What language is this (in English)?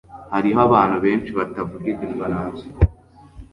Kinyarwanda